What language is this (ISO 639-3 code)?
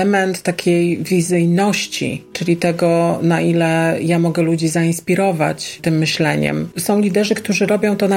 pol